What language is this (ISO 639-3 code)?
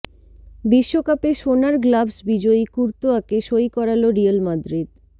ben